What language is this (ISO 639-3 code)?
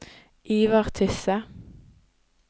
nor